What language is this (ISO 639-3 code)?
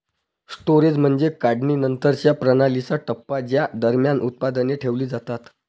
mar